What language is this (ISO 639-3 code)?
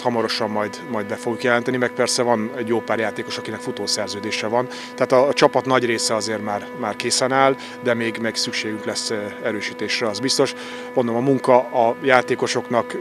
hun